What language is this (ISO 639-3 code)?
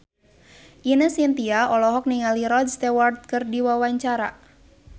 sun